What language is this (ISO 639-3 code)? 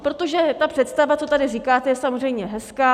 ces